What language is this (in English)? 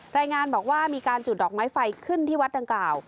Thai